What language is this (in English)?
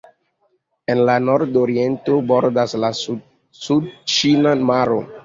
Esperanto